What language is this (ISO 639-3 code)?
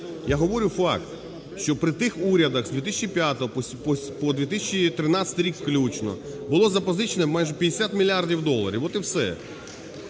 ukr